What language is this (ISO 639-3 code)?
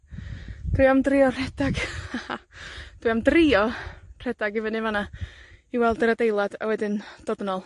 cym